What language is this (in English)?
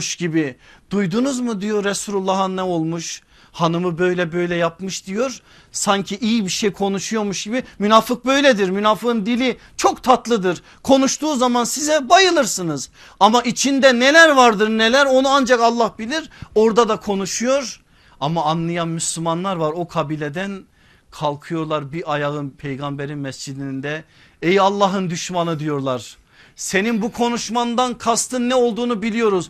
Turkish